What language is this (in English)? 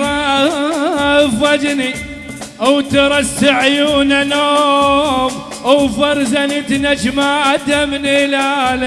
Arabic